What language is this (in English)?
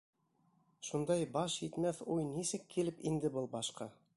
Bashkir